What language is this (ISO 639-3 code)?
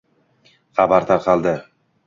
uzb